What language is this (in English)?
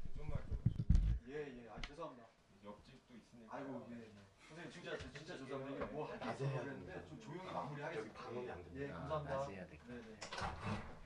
Korean